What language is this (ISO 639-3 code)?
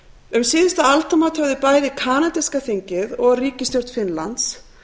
isl